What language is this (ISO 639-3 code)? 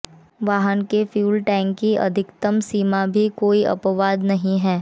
hin